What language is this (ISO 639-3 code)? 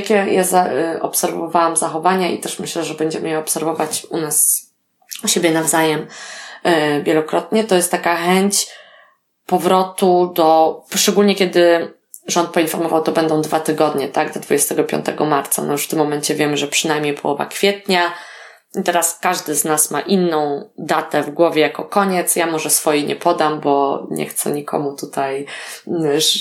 pol